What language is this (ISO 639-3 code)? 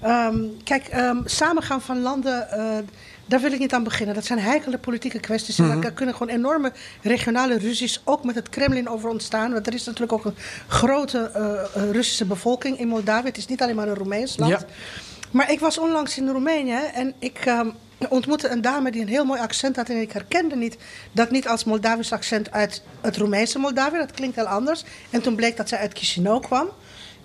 nld